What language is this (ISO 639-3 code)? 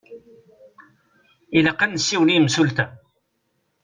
kab